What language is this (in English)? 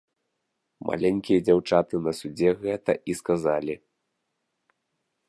Belarusian